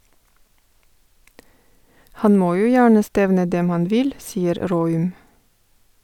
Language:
Norwegian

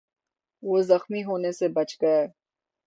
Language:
Urdu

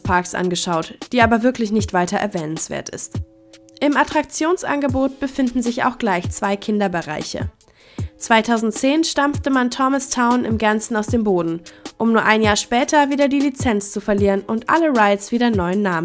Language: German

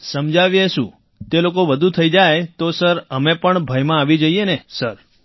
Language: Gujarati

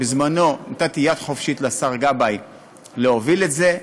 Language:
Hebrew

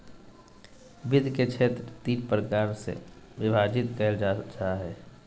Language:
Magahi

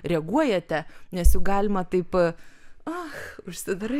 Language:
Lithuanian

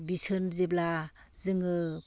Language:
Bodo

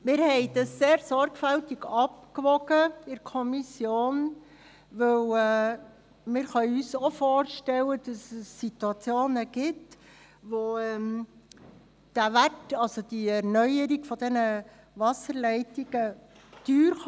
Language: Swiss German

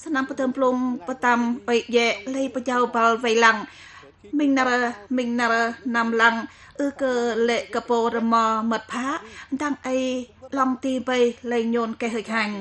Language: Vietnamese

